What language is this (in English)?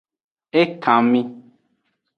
Aja (Benin)